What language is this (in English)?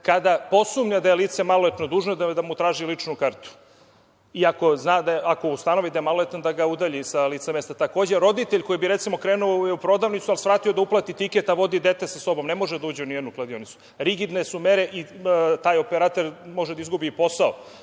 Serbian